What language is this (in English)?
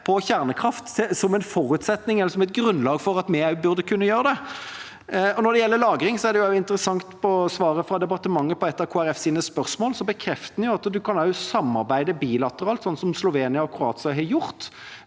Norwegian